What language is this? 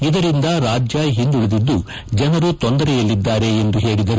Kannada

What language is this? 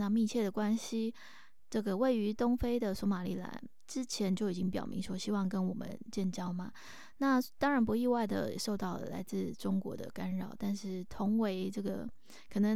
Chinese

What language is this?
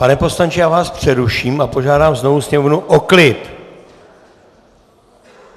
Czech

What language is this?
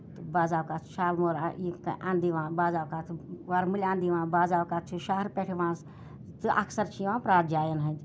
Kashmiri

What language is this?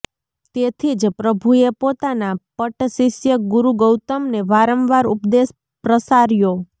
Gujarati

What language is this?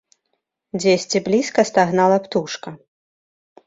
Belarusian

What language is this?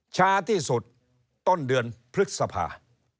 Thai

